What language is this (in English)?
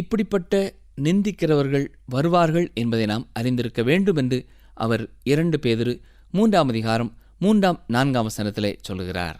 Tamil